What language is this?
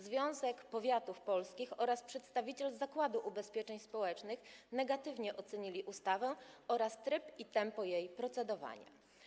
Polish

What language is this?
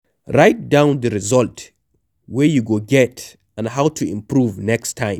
Nigerian Pidgin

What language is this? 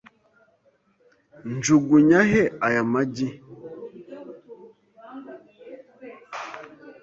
Kinyarwanda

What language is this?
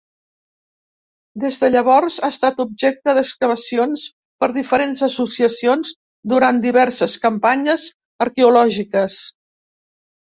Catalan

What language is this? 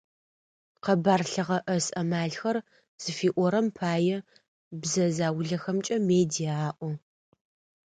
Adyghe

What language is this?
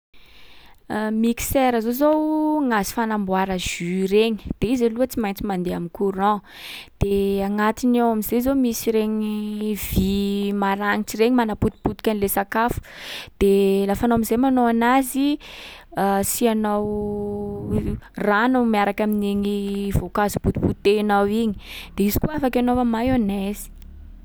Sakalava Malagasy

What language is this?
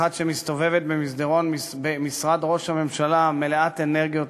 Hebrew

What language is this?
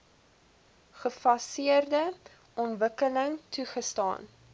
Afrikaans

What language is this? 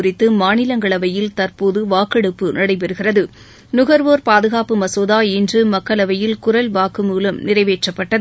Tamil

